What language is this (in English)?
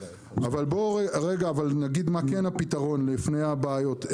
Hebrew